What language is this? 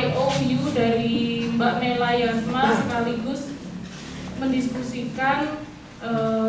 Indonesian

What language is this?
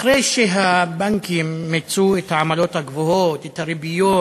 Hebrew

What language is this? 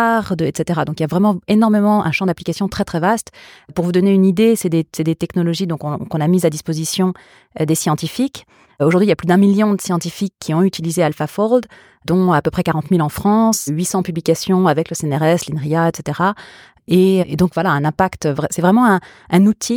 French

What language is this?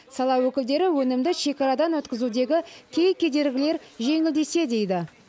Kazakh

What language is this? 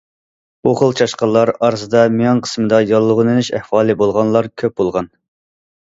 Uyghur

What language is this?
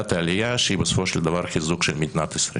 Hebrew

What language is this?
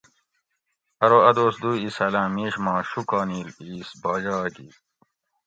Gawri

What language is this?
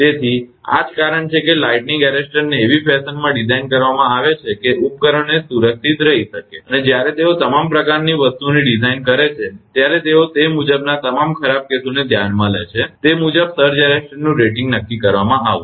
Gujarati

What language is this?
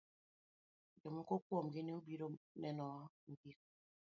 Luo (Kenya and Tanzania)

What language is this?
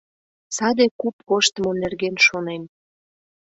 Mari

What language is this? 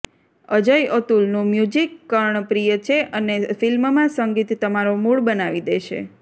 Gujarati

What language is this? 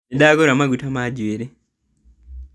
Kikuyu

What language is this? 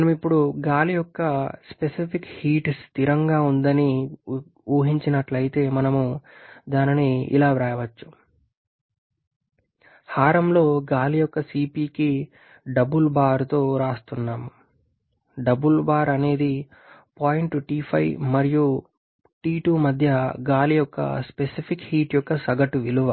Telugu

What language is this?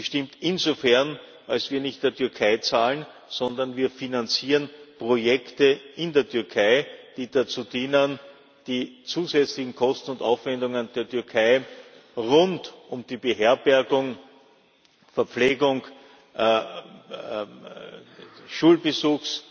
German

